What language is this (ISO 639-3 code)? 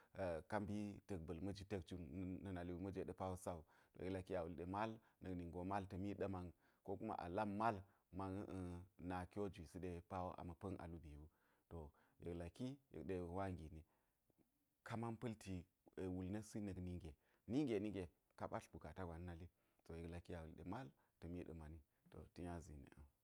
gyz